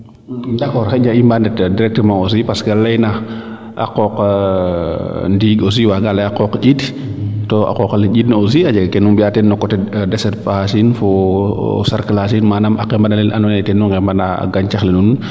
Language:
Serer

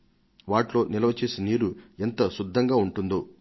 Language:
Telugu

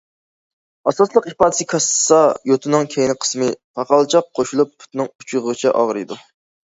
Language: Uyghur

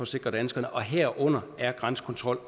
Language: Danish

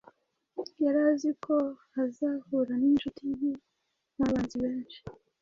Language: Kinyarwanda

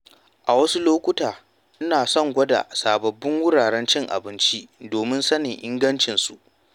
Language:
Hausa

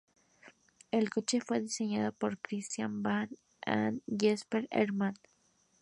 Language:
Spanish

